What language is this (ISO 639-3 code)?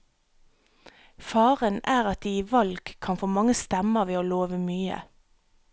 nor